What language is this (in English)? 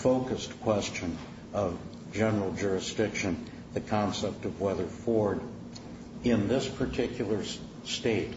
English